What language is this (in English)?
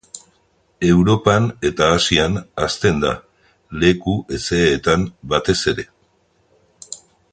Basque